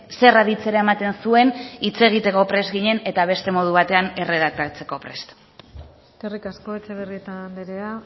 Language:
Basque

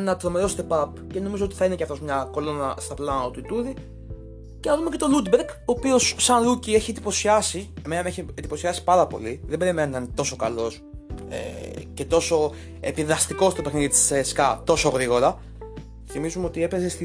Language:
Greek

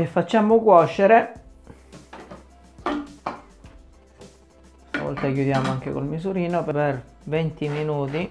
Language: Italian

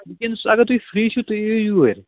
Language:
Kashmiri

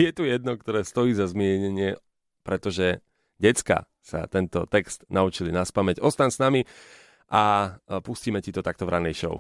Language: Slovak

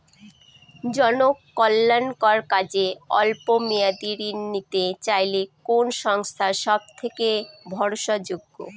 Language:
Bangla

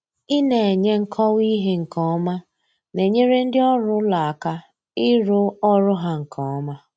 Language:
Igbo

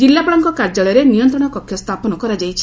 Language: Odia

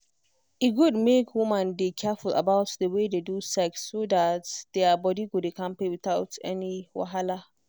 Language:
Nigerian Pidgin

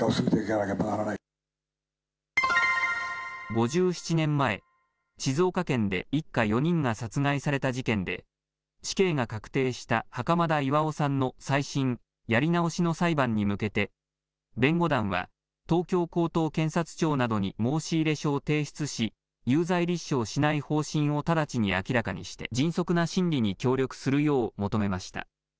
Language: Japanese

